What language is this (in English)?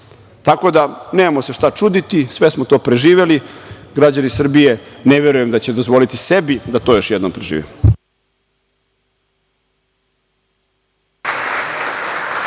Serbian